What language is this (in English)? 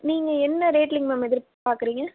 Tamil